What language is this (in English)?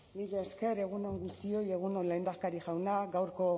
Basque